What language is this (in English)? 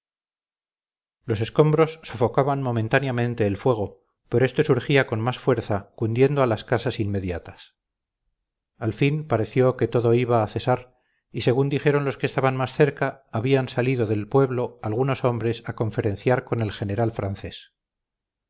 Spanish